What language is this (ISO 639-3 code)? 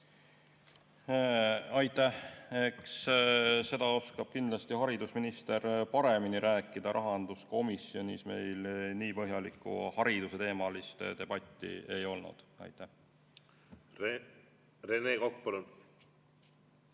est